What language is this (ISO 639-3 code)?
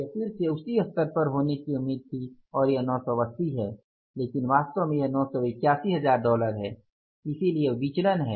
hin